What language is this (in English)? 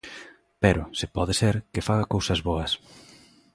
Galician